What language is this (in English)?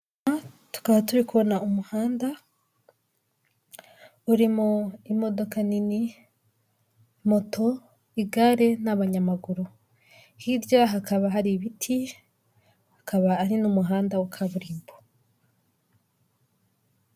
Kinyarwanda